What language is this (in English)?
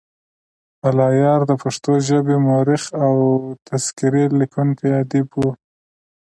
Pashto